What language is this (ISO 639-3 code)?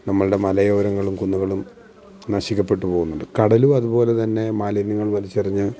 mal